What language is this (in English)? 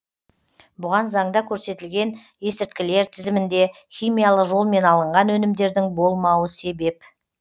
Kazakh